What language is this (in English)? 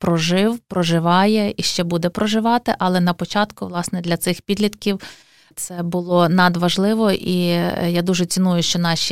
Ukrainian